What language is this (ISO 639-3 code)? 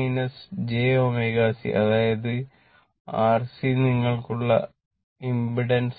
mal